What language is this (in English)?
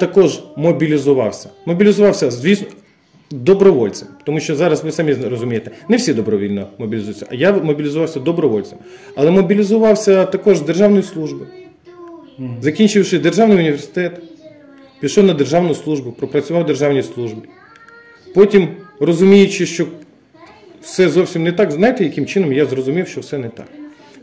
Ukrainian